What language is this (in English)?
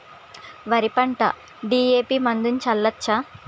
Telugu